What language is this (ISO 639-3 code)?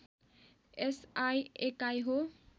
nep